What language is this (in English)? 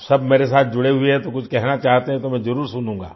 Hindi